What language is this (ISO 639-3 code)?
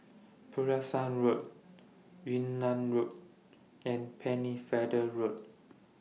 eng